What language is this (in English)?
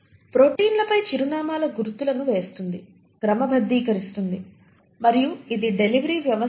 Telugu